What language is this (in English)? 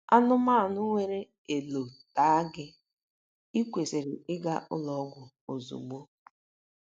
Igbo